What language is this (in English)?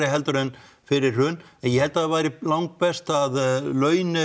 Icelandic